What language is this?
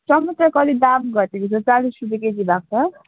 Nepali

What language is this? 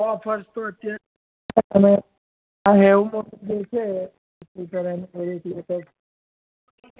Gujarati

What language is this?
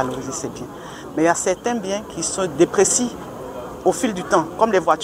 French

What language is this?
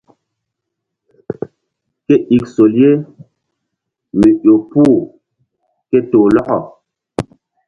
Mbum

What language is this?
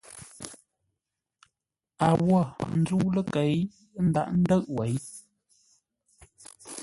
Ngombale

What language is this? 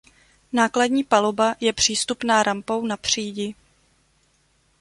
Czech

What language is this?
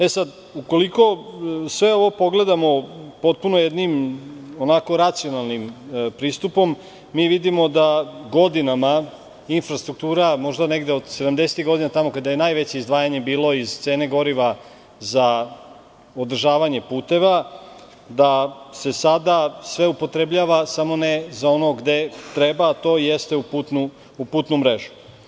Serbian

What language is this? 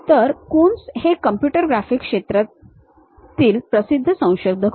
Marathi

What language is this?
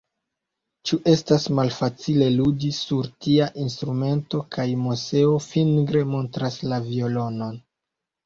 Esperanto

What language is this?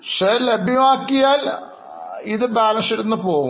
Malayalam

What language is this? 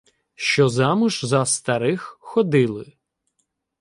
Ukrainian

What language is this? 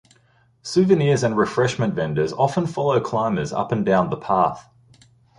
English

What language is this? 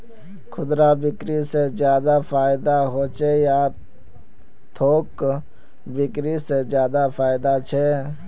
Magahi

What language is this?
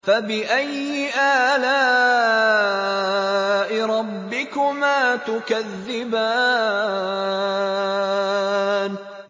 Arabic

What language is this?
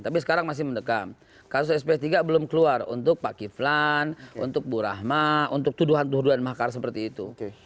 Indonesian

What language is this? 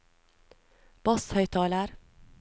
Norwegian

